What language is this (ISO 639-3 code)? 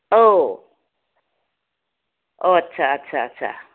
brx